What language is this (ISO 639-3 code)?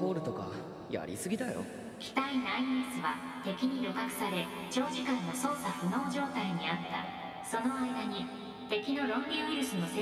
jpn